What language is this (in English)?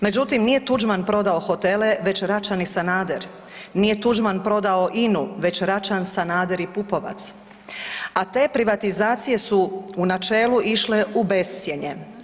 Croatian